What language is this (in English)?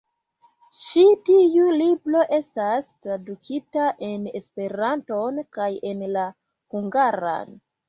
Esperanto